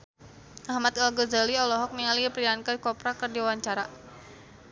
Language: Sundanese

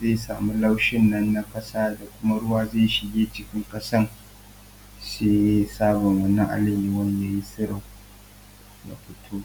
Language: Hausa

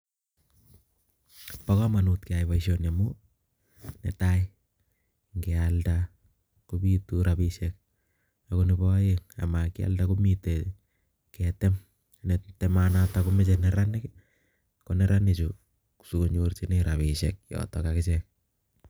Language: Kalenjin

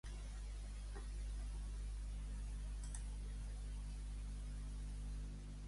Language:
Catalan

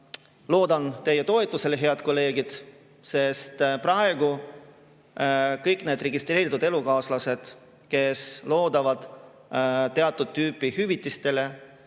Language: Estonian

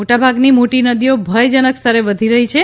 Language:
Gujarati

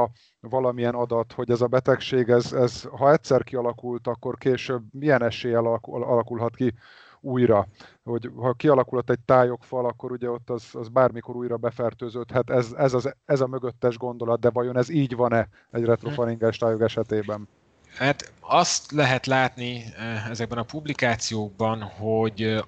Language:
Hungarian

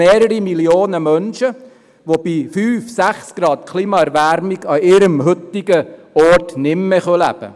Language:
Swiss German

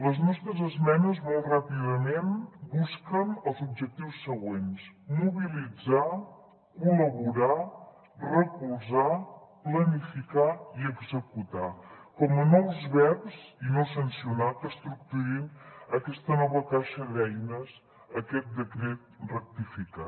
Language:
Catalan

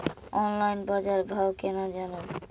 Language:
Maithili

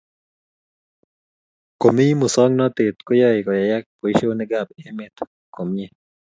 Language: Kalenjin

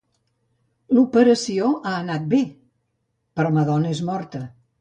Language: Catalan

